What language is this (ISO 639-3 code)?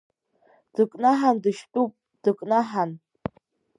abk